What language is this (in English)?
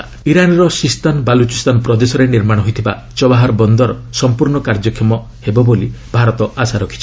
Odia